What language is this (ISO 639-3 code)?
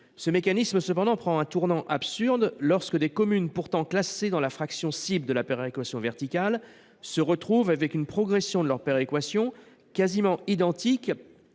fra